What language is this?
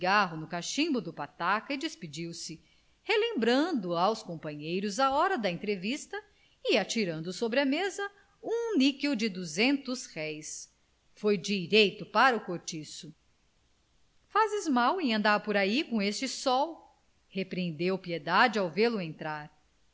Portuguese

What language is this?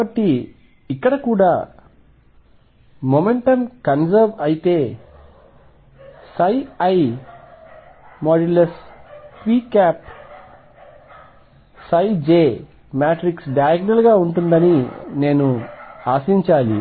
Telugu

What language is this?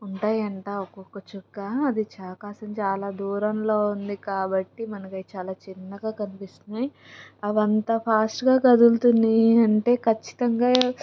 Telugu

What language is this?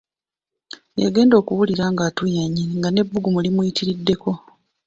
Ganda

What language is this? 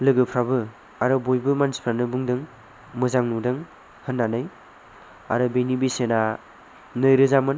Bodo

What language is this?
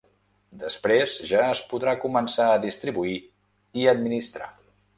Catalan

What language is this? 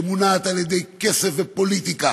Hebrew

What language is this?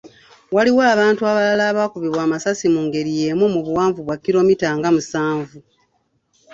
Ganda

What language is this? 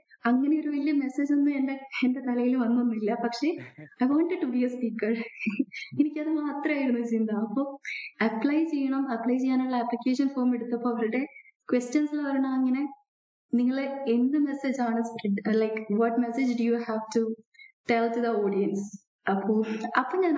Malayalam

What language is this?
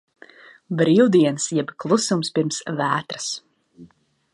Latvian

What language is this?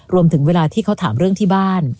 Thai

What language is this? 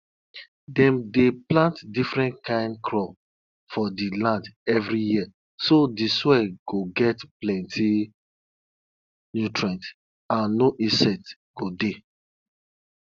Nigerian Pidgin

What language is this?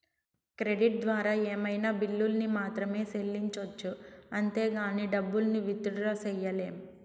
Telugu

